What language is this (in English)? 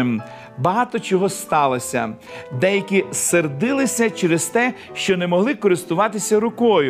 Ukrainian